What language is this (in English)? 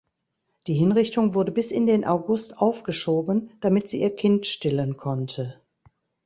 German